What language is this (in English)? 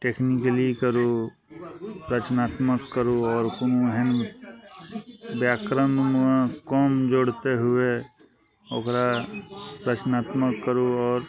Maithili